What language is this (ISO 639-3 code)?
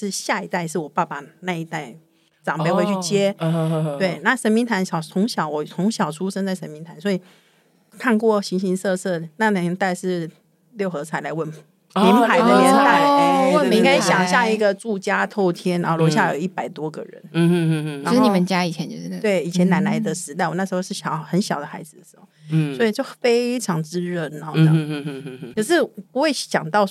zho